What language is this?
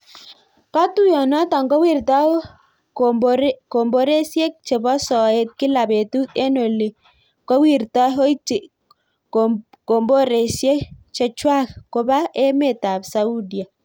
Kalenjin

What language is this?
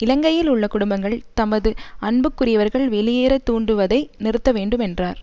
Tamil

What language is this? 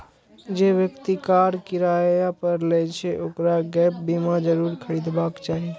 Maithili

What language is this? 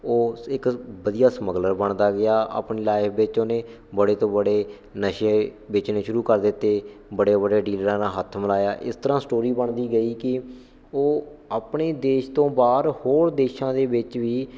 Punjabi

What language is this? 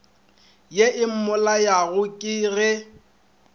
Northern Sotho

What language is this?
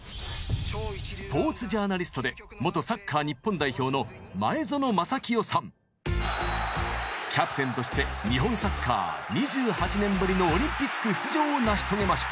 Japanese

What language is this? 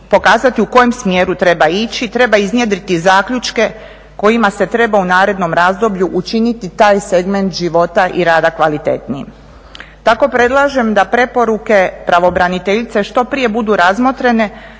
Croatian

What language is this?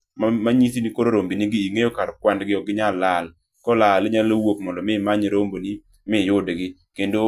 Luo (Kenya and Tanzania)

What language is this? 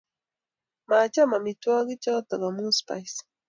Kalenjin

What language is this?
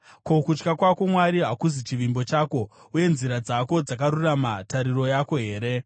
Shona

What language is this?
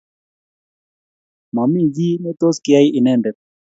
Kalenjin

